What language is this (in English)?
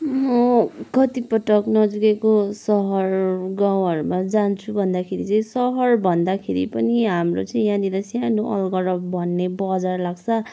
Nepali